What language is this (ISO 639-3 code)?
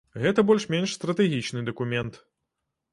bel